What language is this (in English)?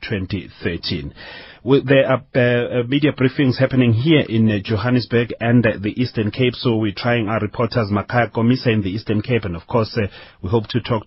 English